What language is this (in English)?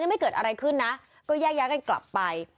Thai